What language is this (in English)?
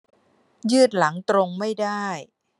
Thai